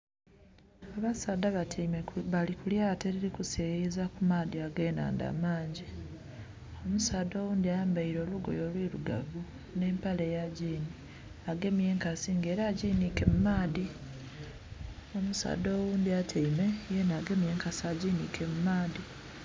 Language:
Soga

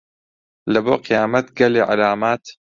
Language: Central Kurdish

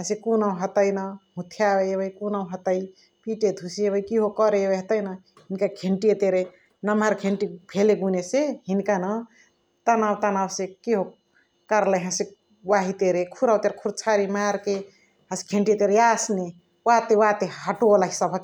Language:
Chitwania Tharu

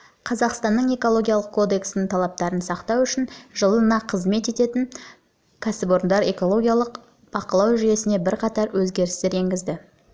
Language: Kazakh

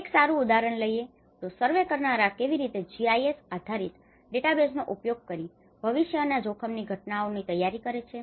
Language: Gujarati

